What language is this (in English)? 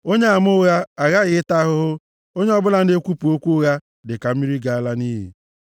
Igbo